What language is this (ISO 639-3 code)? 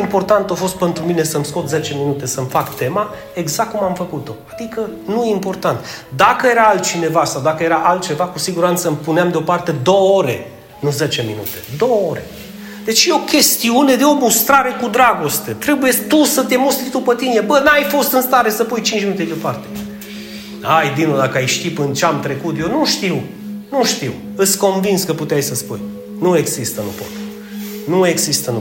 ron